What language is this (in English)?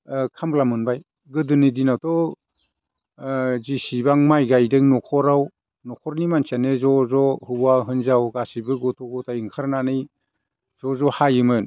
Bodo